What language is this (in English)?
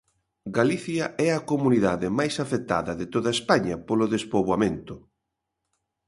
Galician